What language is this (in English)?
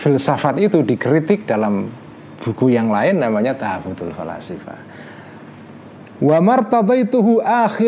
Indonesian